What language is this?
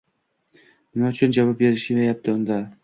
Uzbek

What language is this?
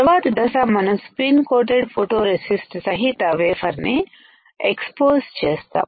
Telugu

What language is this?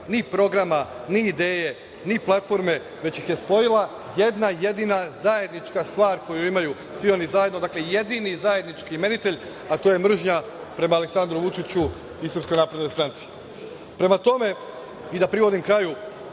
Serbian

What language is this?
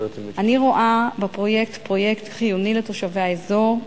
Hebrew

